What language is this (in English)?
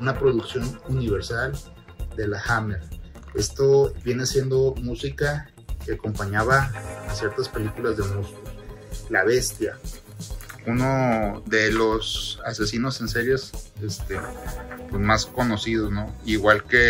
Spanish